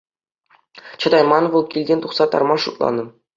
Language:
Chuvash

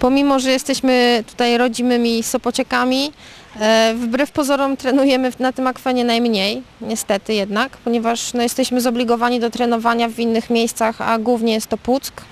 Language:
Polish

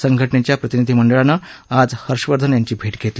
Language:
Marathi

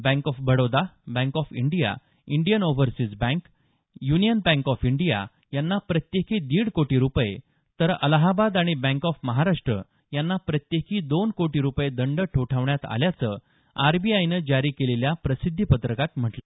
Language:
Marathi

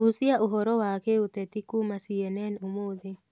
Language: Kikuyu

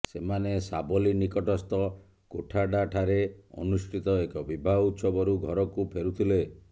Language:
Odia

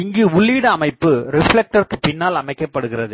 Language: Tamil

